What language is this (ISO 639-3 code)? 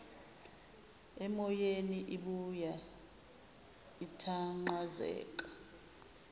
zul